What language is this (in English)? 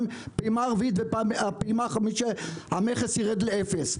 Hebrew